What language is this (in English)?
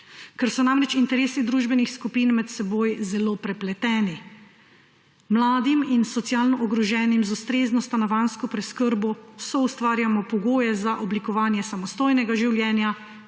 Slovenian